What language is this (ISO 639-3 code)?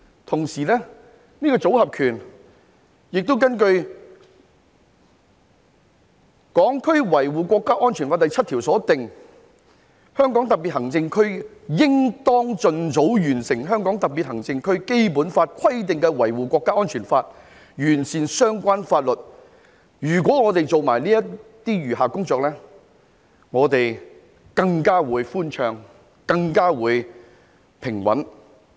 yue